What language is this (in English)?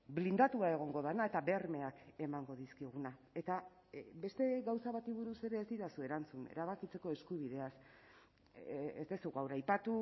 Basque